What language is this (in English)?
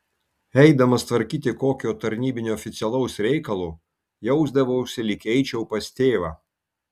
Lithuanian